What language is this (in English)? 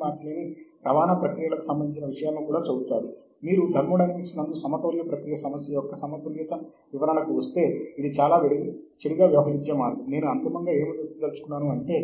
Telugu